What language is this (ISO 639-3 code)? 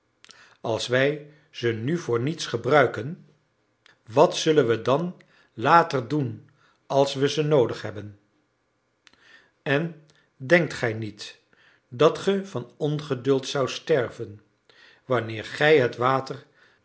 nld